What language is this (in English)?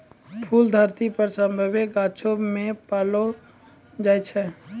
Maithili